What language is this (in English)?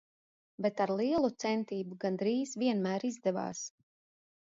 Latvian